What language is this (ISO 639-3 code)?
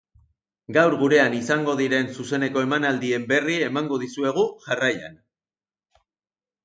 eus